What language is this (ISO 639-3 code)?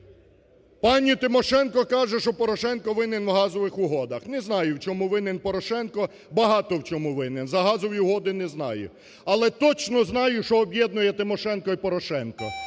ukr